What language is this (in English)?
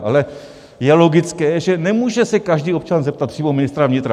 Czech